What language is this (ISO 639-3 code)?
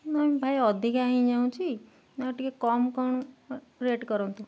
ori